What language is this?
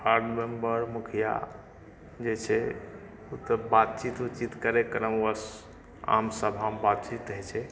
Maithili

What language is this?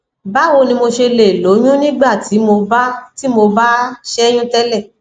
Yoruba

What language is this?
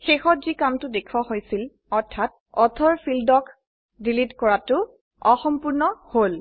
Assamese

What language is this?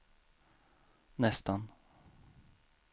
Swedish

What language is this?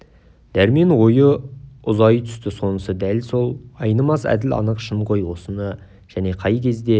Kazakh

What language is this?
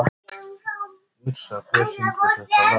Icelandic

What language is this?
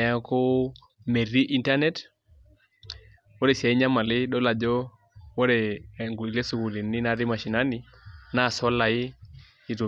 Masai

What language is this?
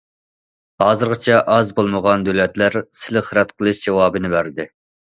Uyghur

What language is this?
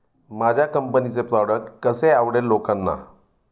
Marathi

